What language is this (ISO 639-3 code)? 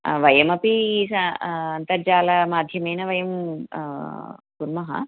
san